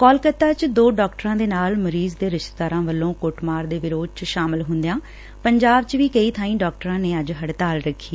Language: Punjabi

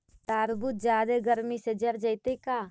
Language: Magahi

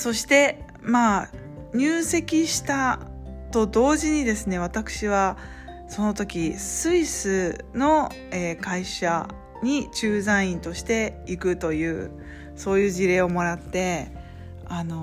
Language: Japanese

